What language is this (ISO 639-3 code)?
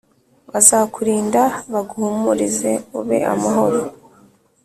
kin